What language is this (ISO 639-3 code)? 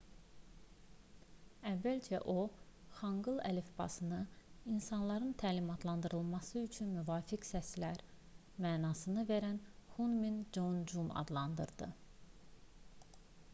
aze